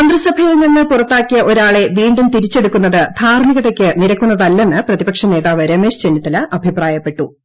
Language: Malayalam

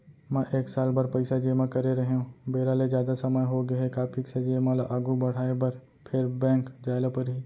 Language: Chhattisgarhi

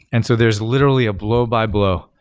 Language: English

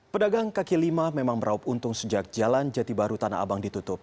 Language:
Indonesian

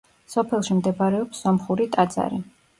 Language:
Georgian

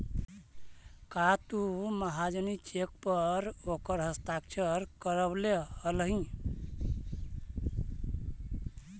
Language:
Magahi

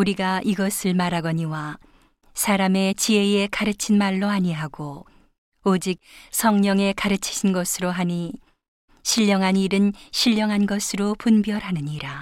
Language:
Korean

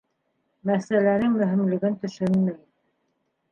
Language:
Bashkir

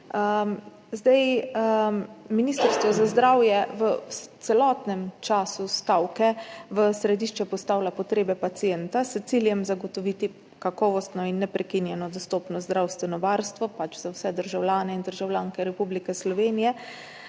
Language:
Slovenian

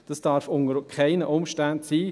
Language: Swiss German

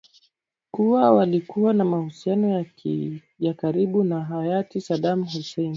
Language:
Swahili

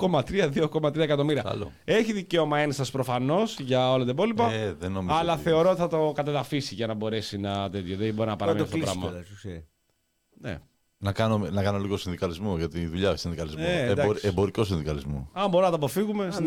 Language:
Greek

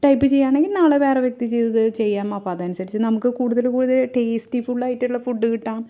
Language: Malayalam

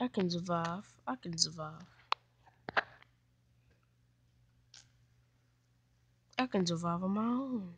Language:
English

